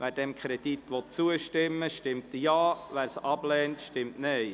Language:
Swiss German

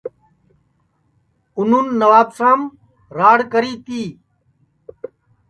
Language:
Sansi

